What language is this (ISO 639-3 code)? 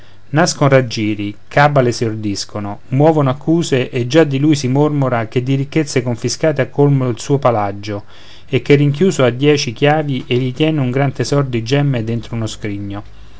ita